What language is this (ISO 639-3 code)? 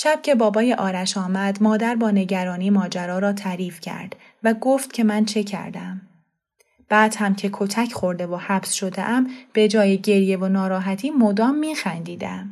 fas